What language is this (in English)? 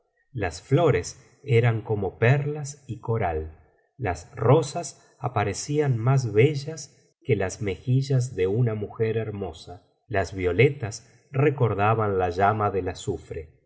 Spanish